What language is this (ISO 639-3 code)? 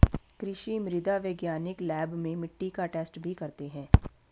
hin